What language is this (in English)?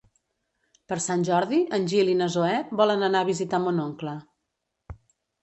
Catalan